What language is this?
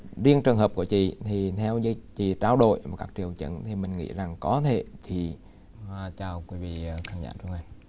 Vietnamese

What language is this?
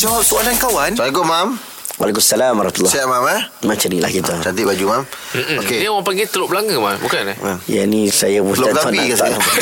Malay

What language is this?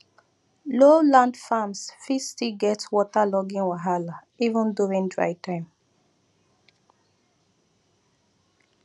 Nigerian Pidgin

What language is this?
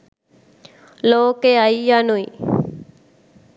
Sinhala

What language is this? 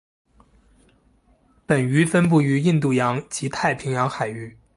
Chinese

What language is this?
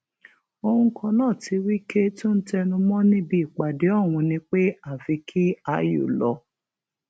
Yoruba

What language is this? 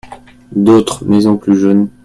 French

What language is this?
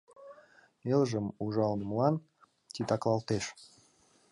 Mari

